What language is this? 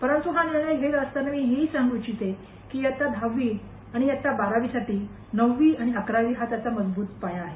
Marathi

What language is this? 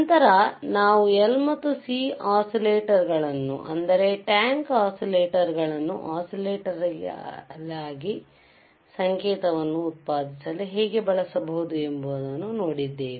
Kannada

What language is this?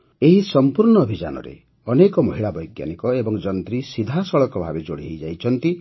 Odia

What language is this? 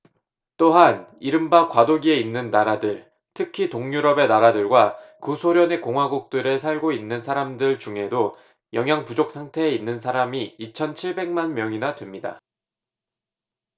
Korean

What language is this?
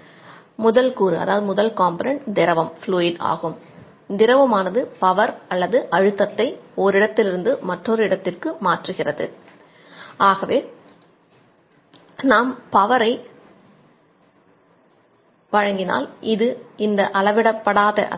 Tamil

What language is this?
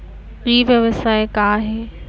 Chhattisgarhi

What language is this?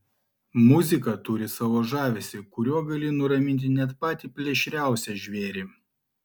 Lithuanian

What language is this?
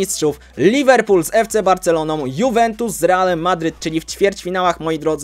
Polish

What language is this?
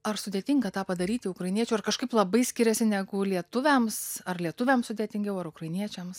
Lithuanian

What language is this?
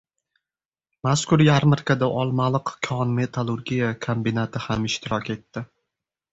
Uzbek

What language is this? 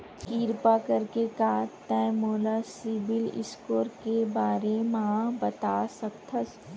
Chhattisgarhi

